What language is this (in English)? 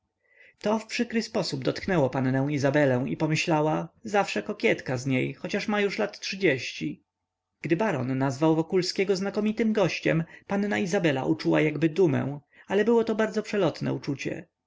Polish